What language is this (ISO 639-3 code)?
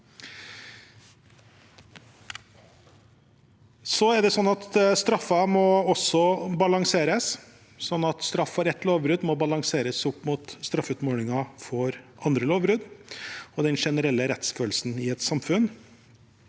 nor